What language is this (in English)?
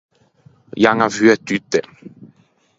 Ligurian